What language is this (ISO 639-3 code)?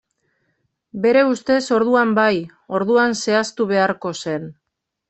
eus